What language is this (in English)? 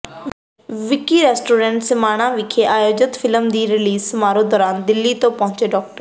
Punjabi